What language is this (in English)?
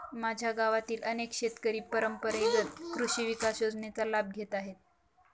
Marathi